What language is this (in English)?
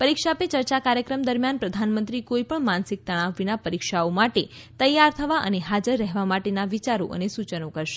Gujarati